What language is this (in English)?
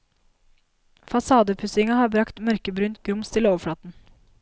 Norwegian